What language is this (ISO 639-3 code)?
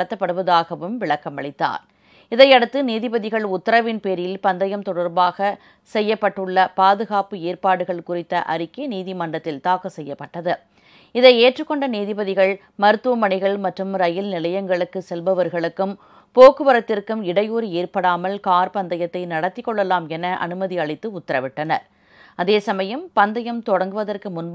tam